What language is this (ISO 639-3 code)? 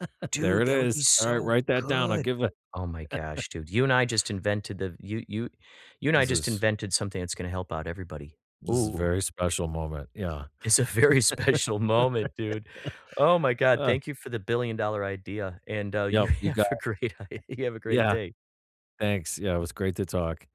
eng